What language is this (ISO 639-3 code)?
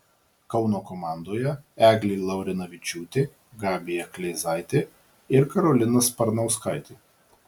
lit